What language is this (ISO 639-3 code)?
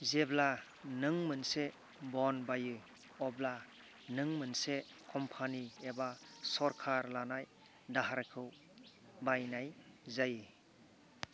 brx